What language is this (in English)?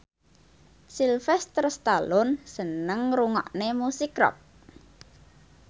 Javanese